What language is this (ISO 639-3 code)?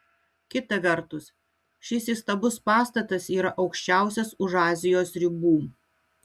lit